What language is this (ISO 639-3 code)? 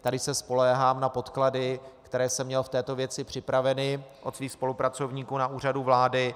ces